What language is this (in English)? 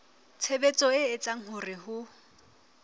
Southern Sotho